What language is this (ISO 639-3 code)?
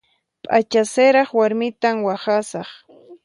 qxp